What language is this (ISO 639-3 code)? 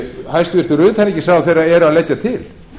isl